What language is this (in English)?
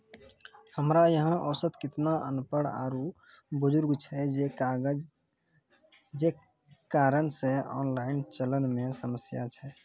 Maithili